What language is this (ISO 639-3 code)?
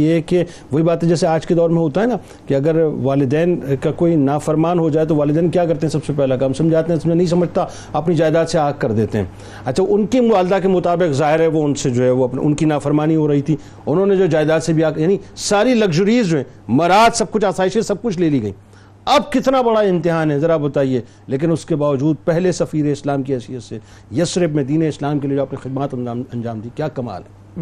urd